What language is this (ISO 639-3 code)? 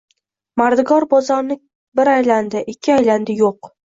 uzb